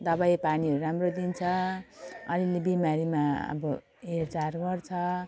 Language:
Nepali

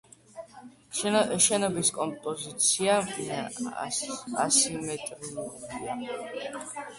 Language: Georgian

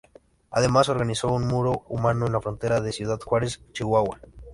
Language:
Spanish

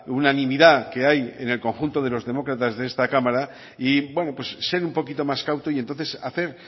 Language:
Spanish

